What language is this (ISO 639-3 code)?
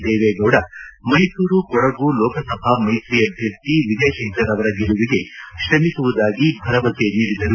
kan